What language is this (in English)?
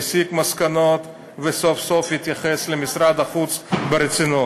Hebrew